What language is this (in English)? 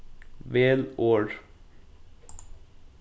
Faroese